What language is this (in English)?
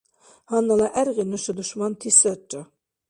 Dargwa